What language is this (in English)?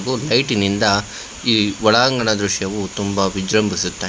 Kannada